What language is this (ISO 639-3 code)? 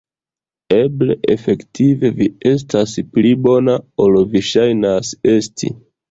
epo